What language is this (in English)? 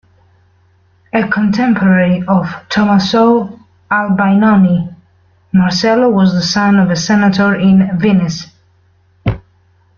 English